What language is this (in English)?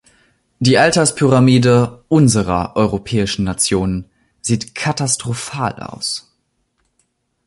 German